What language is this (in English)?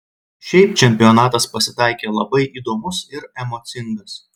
Lithuanian